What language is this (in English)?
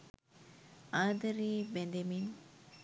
Sinhala